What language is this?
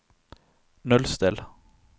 Norwegian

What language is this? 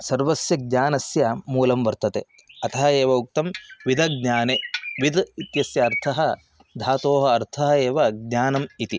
Sanskrit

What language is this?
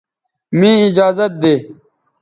Bateri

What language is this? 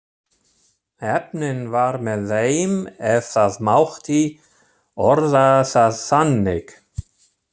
Icelandic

